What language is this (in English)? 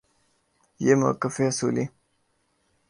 Urdu